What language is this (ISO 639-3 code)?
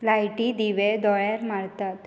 kok